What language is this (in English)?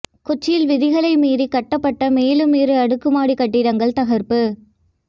Tamil